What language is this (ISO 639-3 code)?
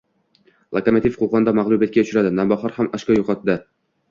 uzb